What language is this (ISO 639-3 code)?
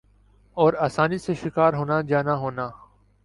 urd